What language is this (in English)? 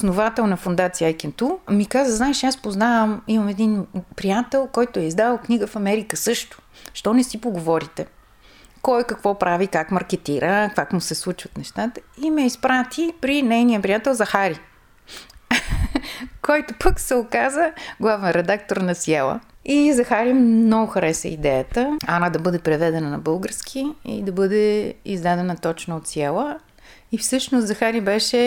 Bulgarian